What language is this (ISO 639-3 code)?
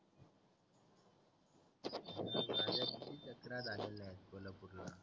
mar